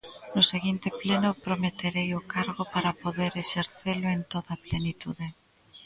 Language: Galician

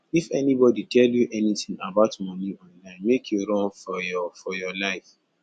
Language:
Nigerian Pidgin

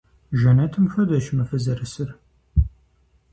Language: Kabardian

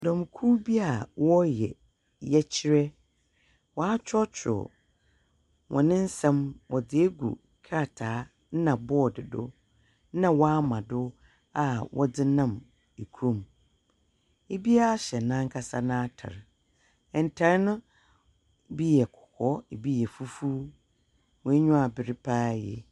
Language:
Akan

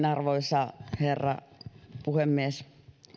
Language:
Finnish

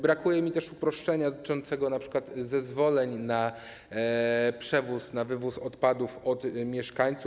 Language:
Polish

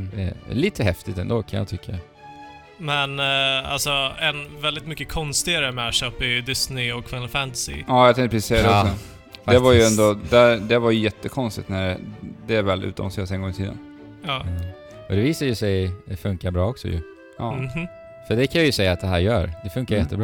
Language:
Swedish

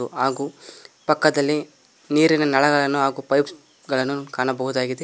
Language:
Kannada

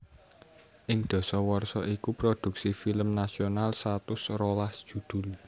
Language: Javanese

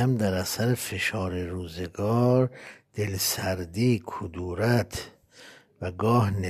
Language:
Persian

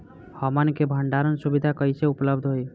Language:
Bhojpuri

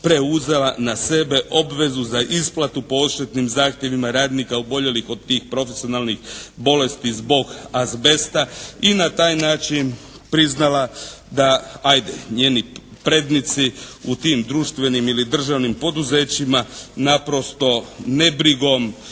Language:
Croatian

